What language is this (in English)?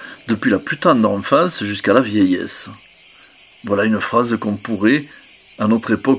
French